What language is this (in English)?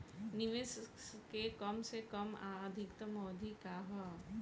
Bhojpuri